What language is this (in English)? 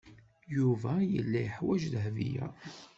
Kabyle